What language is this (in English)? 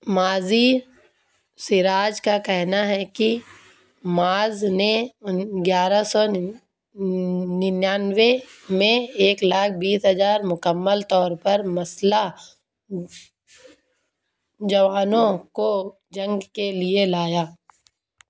Urdu